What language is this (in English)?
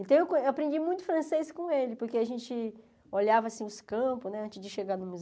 Portuguese